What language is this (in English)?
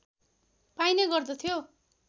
Nepali